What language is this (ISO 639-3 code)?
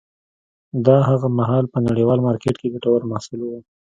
pus